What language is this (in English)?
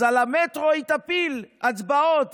Hebrew